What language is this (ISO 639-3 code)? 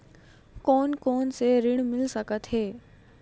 hne